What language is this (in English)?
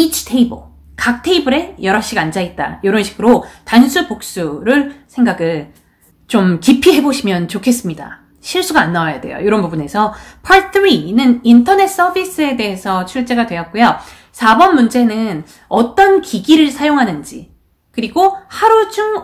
Korean